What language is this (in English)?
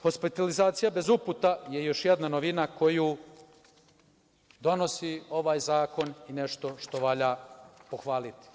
Serbian